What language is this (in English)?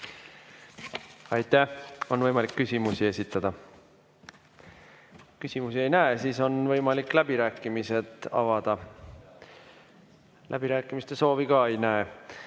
Estonian